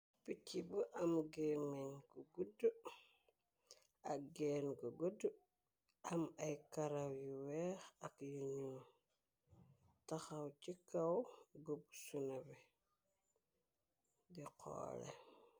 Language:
Wolof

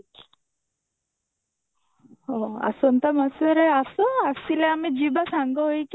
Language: Odia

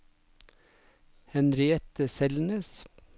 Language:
Norwegian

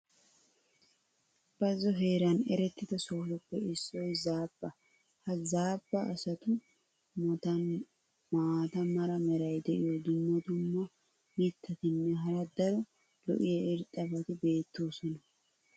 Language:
Wolaytta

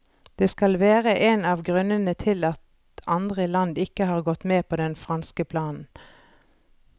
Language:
Norwegian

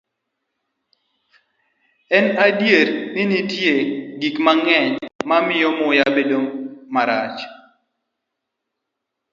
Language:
Luo (Kenya and Tanzania)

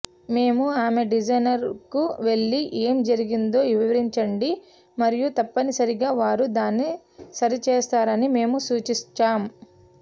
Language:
Telugu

